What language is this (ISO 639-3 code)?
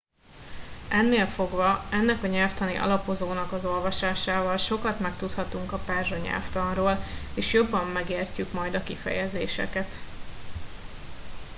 hun